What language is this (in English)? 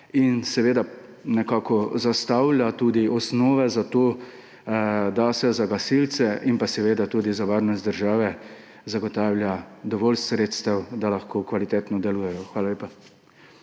Slovenian